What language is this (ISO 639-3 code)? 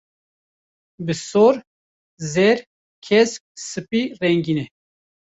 kur